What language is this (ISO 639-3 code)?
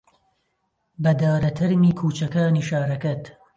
ckb